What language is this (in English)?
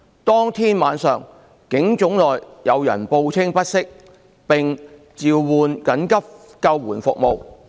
Cantonese